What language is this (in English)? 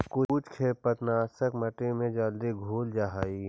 Magahi